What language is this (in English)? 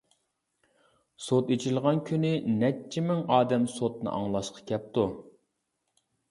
Uyghur